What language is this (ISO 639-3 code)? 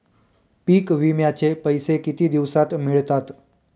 mar